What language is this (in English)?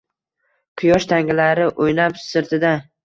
Uzbek